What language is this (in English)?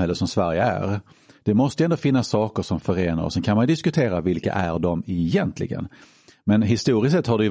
Swedish